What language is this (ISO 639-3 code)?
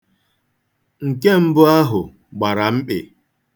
ibo